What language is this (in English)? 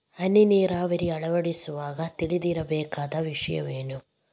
Kannada